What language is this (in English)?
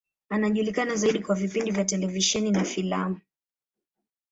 Swahili